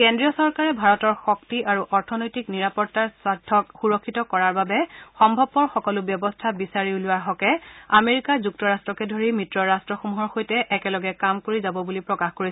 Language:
Assamese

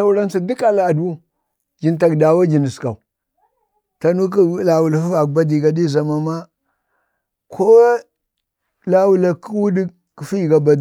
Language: Bade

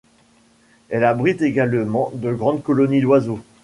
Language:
French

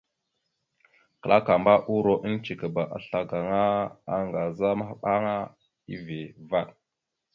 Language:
Mada (Cameroon)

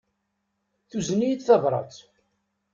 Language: Kabyle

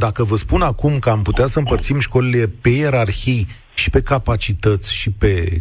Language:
Romanian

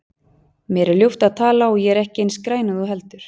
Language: Icelandic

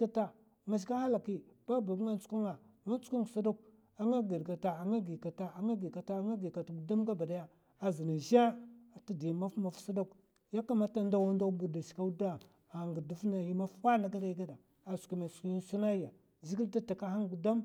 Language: Mafa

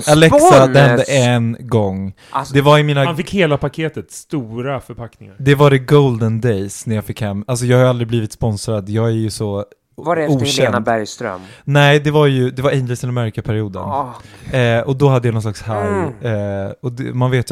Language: Swedish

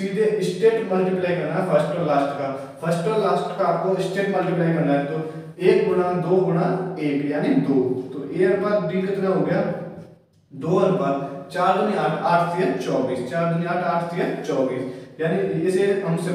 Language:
Hindi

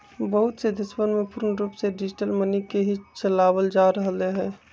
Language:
Magahi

